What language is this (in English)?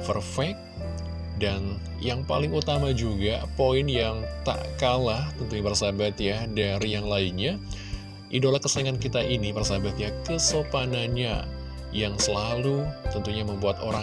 Indonesian